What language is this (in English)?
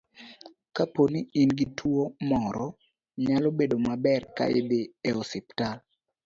Luo (Kenya and Tanzania)